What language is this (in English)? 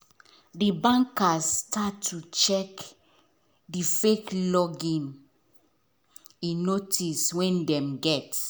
Nigerian Pidgin